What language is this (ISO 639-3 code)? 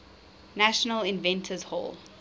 eng